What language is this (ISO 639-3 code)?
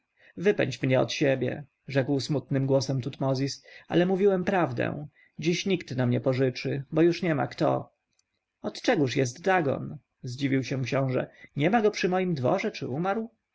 pol